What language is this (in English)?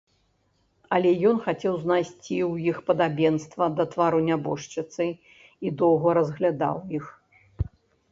Belarusian